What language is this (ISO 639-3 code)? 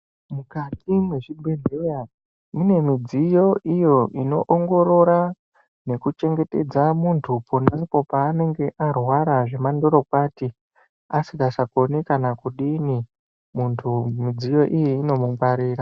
ndc